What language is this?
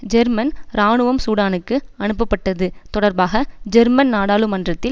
Tamil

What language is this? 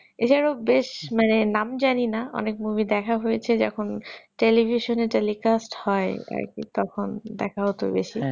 Bangla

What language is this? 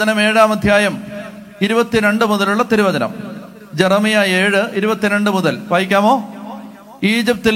Malayalam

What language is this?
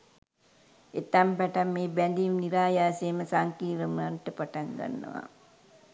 Sinhala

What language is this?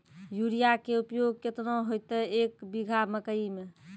Maithili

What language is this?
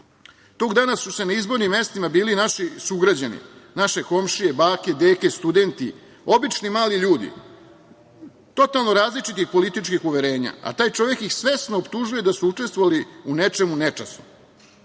Serbian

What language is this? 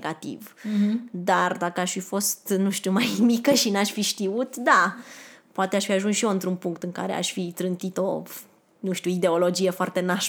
Romanian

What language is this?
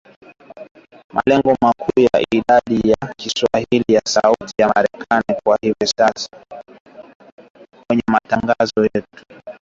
Swahili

